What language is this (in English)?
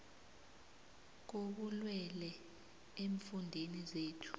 South Ndebele